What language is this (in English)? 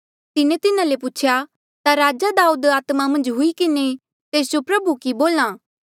Mandeali